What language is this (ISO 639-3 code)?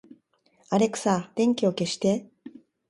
jpn